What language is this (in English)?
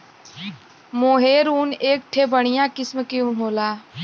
Bhojpuri